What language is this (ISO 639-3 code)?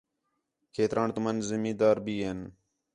xhe